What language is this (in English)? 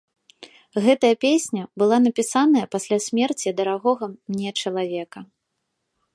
Belarusian